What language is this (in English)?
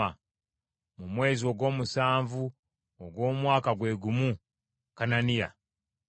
Ganda